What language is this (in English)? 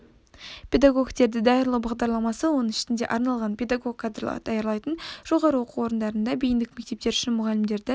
Kazakh